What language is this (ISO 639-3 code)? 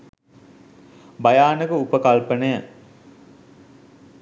sin